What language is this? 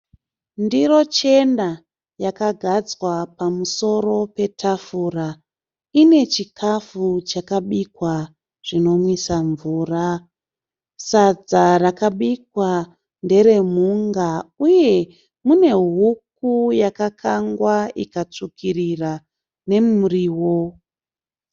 Shona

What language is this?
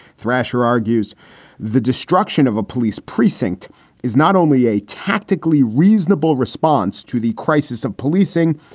English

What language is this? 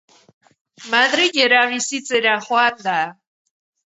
Basque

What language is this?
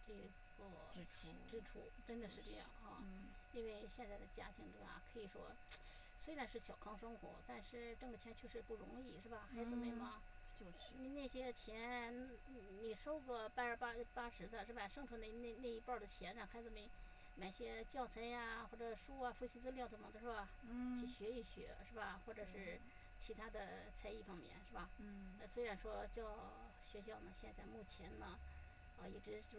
Chinese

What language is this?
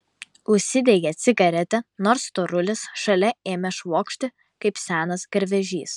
Lithuanian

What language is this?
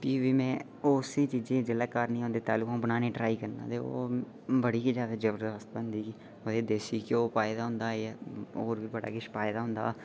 Dogri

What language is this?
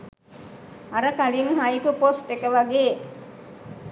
Sinhala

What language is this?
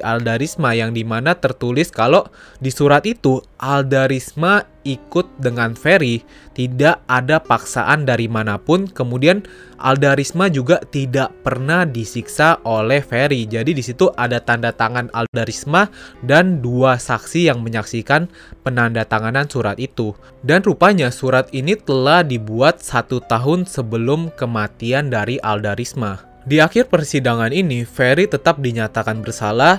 Indonesian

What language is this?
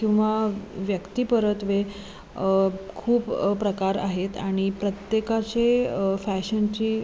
Marathi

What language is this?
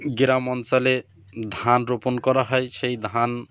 Bangla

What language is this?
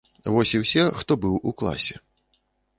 Belarusian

